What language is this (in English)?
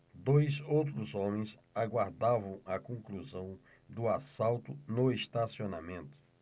Portuguese